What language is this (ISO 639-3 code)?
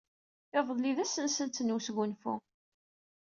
kab